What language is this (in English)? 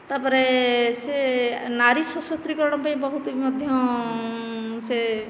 Odia